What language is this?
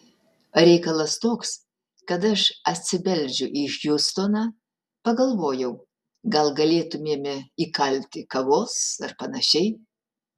Lithuanian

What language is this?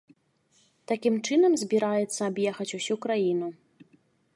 Belarusian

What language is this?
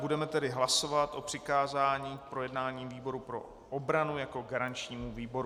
Czech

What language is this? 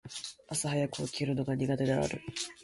Japanese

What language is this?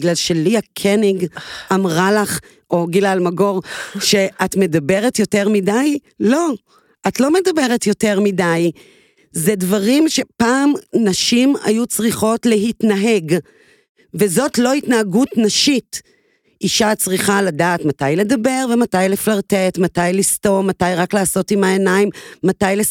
Hebrew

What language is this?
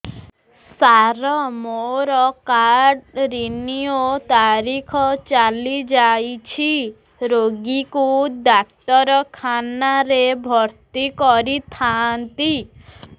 Odia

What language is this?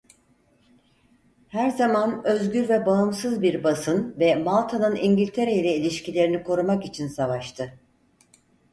Turkish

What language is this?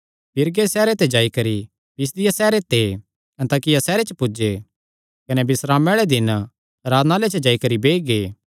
Kangri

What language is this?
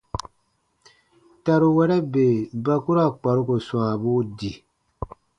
Baatonum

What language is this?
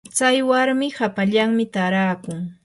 Yanahuanca Pasco Quechua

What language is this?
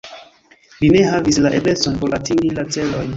Esperanto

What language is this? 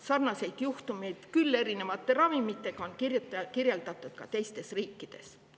Estonian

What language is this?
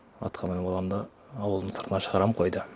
Kazakh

